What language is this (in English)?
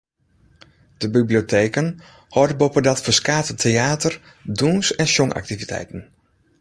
Western Frisian